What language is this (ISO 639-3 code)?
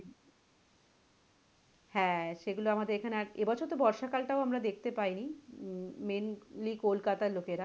ben